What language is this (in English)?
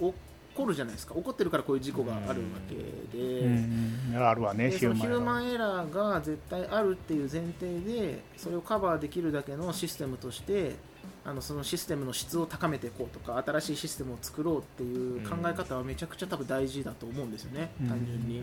Japanese